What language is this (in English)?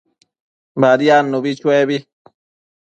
Matsés